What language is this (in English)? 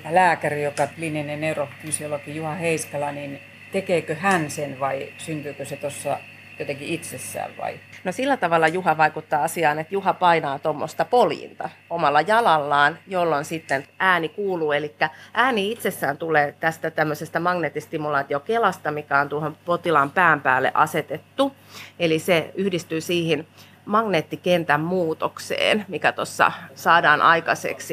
Finnish